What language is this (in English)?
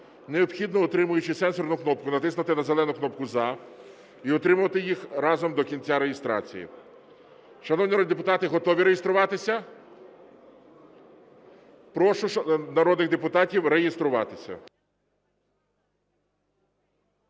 Ukrainian